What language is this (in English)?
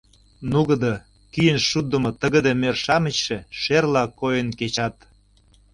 Mari